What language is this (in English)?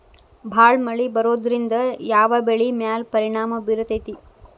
Kannada